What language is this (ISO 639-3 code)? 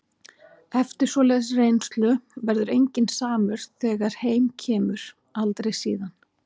isl